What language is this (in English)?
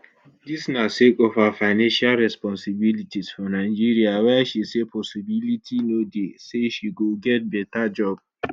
Nigerian Pidgin